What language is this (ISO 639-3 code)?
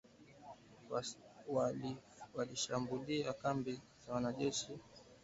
swa